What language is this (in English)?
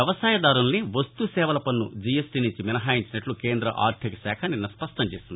Telugu